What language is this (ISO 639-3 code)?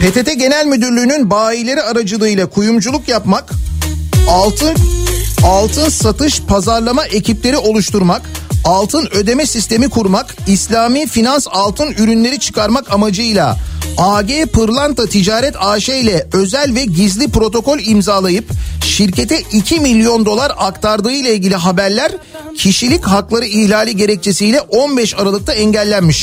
tur